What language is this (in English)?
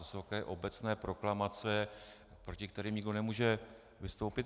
Czech